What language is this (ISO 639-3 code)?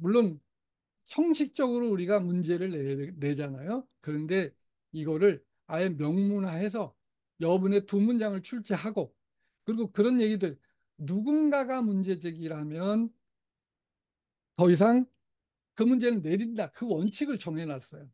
kor